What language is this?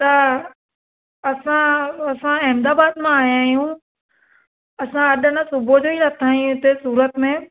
Sindhi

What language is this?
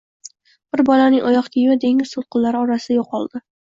Uzbek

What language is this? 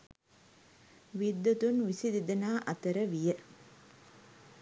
Sinhala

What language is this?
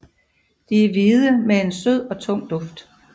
Danish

